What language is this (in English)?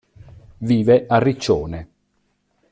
Italian